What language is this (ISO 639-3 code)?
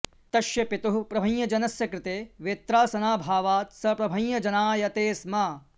san